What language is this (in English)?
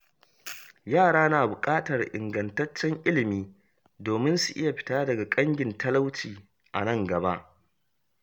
Hausa